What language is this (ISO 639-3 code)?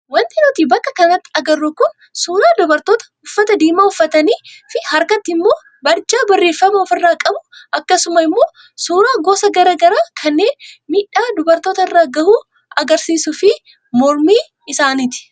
orm